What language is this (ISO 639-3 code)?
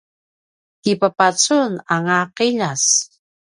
pwn